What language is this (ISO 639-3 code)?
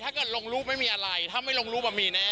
tha